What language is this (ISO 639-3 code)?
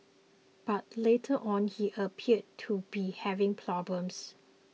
eng